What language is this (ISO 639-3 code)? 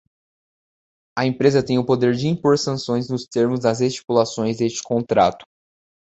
por